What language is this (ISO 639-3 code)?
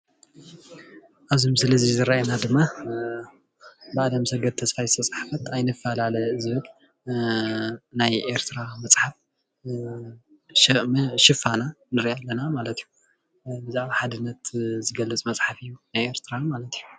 tir